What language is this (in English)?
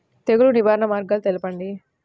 Telugu